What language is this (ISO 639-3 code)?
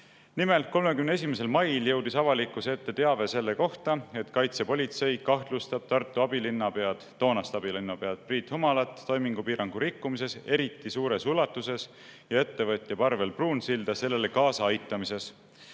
est